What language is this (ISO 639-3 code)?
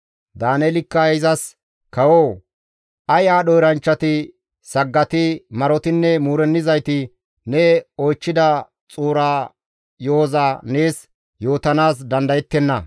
gmv